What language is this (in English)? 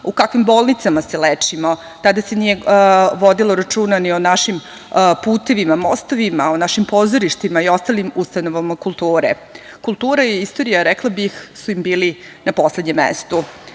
Serbian